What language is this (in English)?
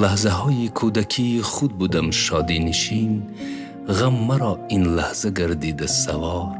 Persian